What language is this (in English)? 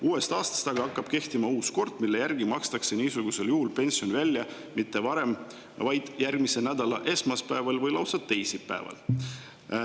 Estonian